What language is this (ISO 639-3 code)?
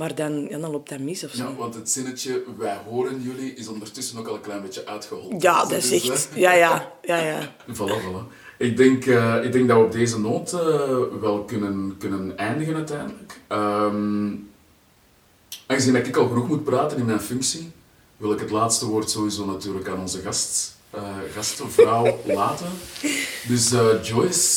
nld